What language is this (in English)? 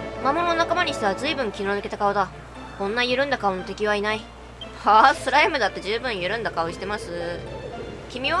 Japanese